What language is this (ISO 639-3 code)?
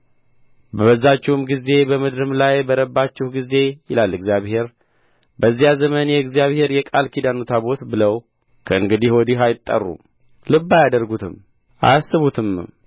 amh